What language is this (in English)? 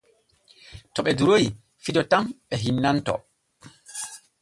Borgu Fulfulde